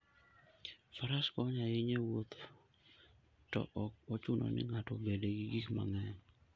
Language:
Luo (Kenya and Tanzania)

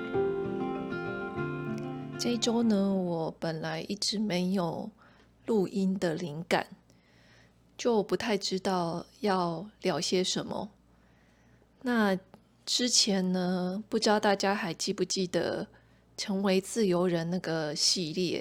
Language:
Chinese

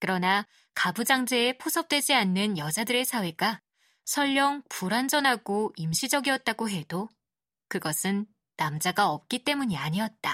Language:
Korean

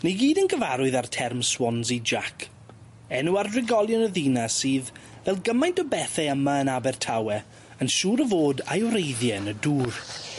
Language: Welsh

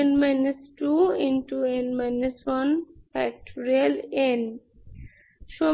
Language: Bangla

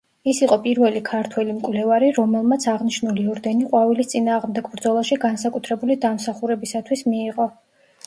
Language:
Georgian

